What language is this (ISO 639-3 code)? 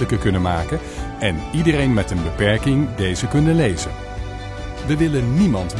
nld